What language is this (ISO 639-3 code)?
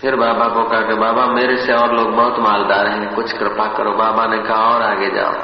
hin